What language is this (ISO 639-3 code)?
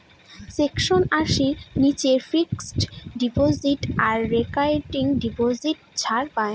ben